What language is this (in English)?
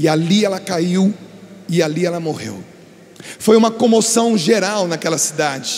Portuguese